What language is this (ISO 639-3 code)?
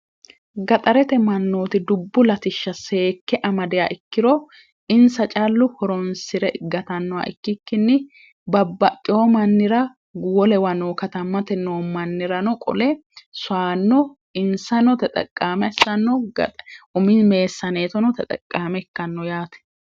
sid